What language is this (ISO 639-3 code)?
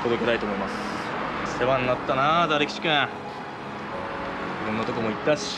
jpn